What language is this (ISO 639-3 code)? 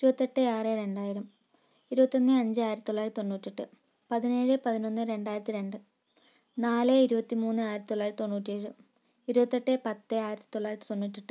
mal